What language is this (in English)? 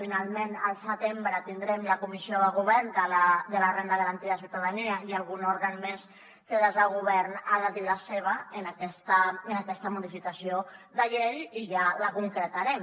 Catalan